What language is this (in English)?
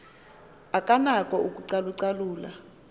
Xhosa